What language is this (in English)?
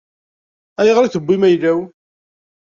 Kabyle